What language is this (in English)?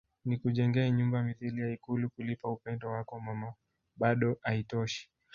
Swahili